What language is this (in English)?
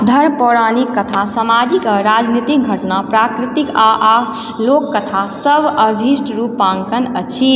Maithili